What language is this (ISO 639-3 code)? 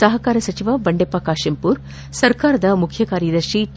kan